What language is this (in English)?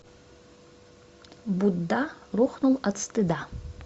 Russian